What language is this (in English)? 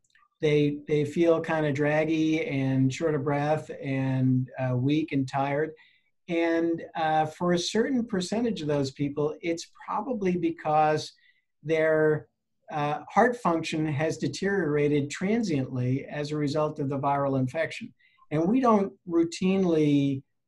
English